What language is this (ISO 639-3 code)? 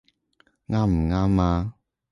yue